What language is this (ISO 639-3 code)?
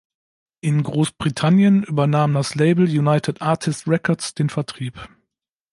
deu